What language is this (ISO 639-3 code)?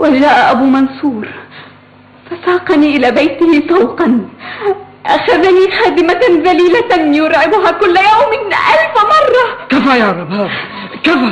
ara